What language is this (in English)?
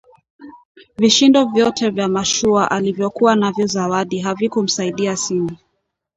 Swahili